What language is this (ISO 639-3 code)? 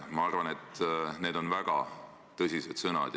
est